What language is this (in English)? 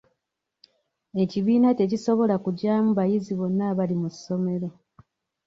Ganda